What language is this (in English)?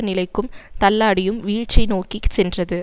Tamil